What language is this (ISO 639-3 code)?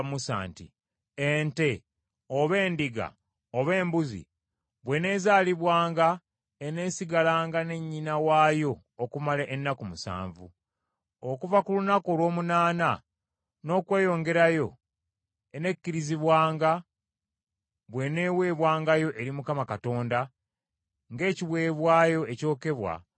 lug